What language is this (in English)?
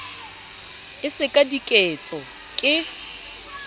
Southern Sotho